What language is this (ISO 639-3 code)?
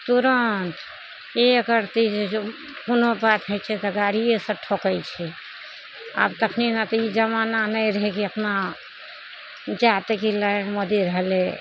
mai